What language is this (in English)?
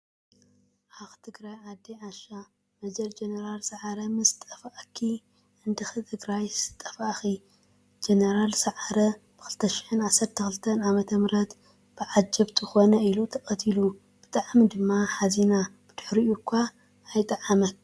Tigrinya